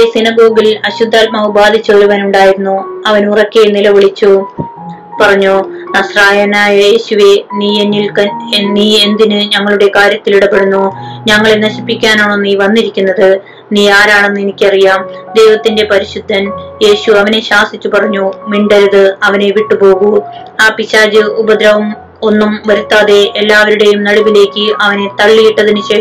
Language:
Malayalam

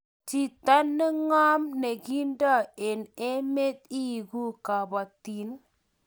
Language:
Kalenjin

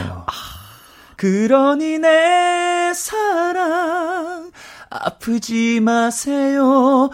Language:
Korean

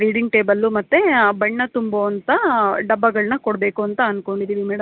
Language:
Kannada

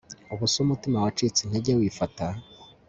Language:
Kinyarwanda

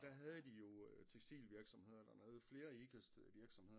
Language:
Danish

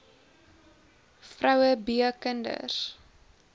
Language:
Afrikaans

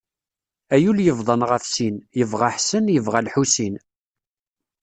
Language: Kabyle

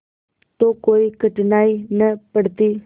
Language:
Hindi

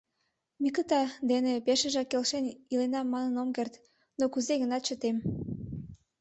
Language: Mari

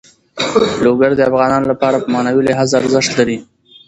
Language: Pashto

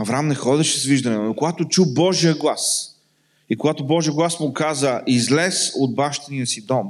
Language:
Bulgarian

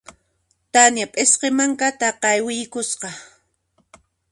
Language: Puno Quechua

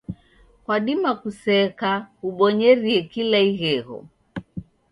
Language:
Taita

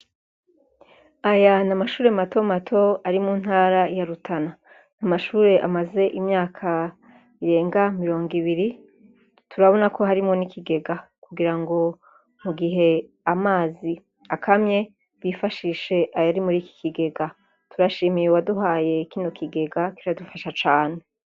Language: Rundi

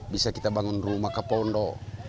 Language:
Indonesian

